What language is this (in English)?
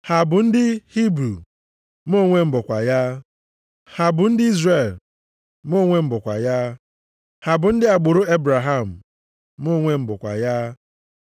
Igbo